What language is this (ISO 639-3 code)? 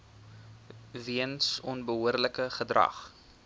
afr